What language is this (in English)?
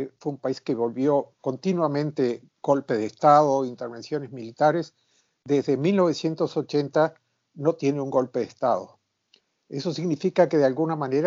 Spanish